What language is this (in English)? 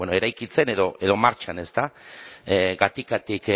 Basque